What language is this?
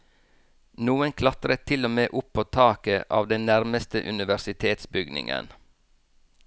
Norwegian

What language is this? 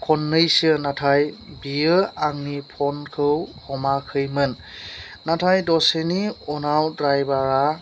Bodo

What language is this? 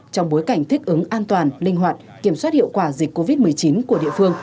Vietnamese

